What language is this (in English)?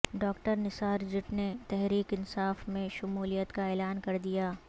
Urdu